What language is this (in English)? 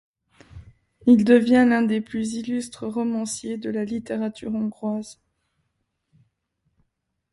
French